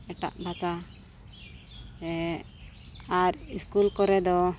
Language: Santali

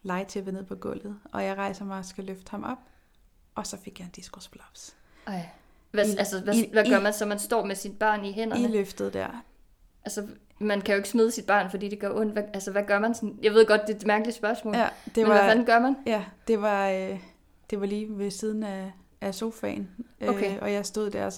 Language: Danish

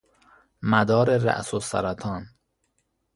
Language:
Persian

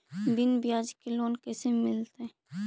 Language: Magahi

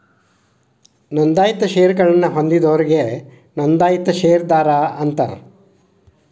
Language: Kannada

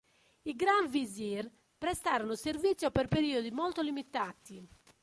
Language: Italian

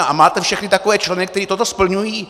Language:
Czech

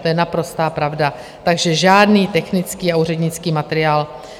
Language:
Czech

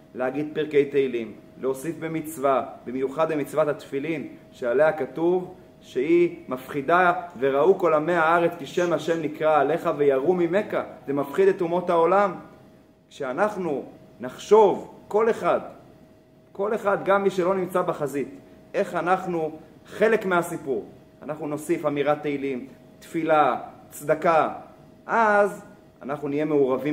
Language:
Hebrew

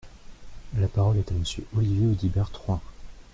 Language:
French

